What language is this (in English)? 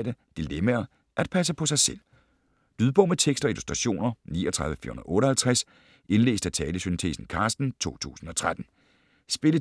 Danish